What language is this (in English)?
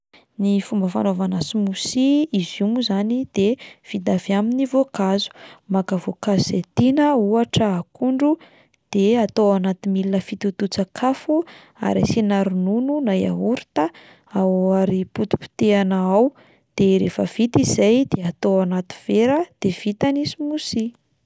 Malagasy